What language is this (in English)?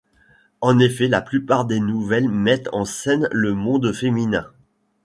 French